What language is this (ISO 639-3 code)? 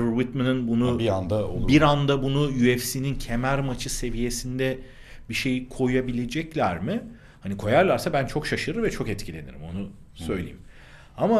tur